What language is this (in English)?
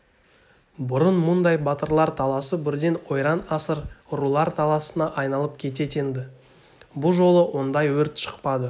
Kazakh